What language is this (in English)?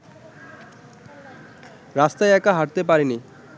Bangla